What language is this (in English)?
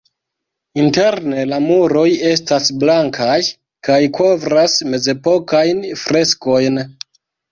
Esperanto